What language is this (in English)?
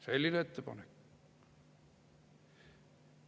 Estonian